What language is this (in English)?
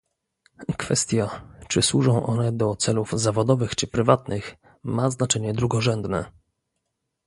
Polish